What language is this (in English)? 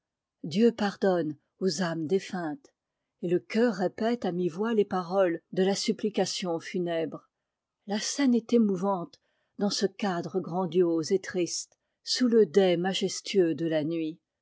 French